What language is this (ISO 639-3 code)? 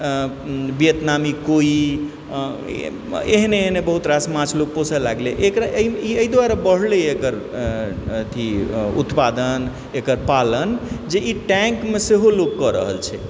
mai